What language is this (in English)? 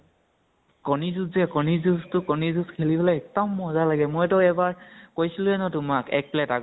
Assamese